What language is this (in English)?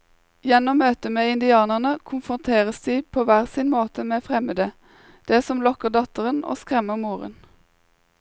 Norwegian